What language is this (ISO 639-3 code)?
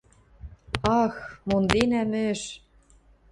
mrj